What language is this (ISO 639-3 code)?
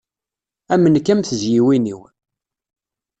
kab